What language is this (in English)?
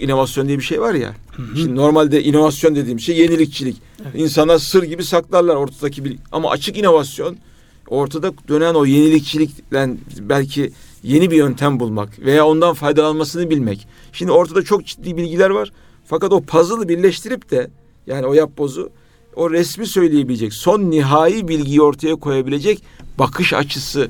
Turkish